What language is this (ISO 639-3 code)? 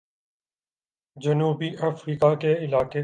urd